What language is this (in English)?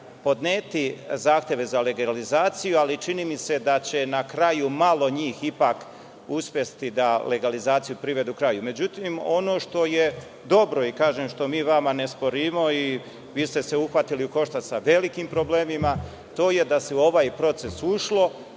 Serbian